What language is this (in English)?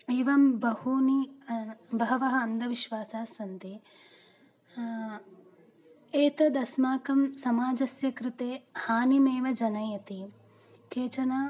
Sanskrit